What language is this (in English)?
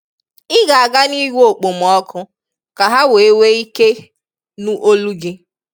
Igbo